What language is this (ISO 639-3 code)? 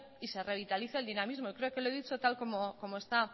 spa